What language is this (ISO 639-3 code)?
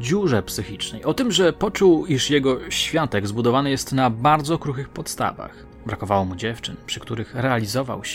pol